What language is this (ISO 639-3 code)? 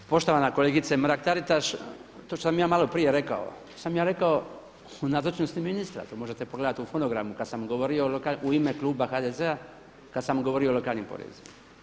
hrv